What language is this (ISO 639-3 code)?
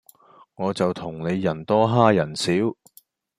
yue